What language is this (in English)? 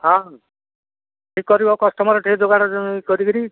Odia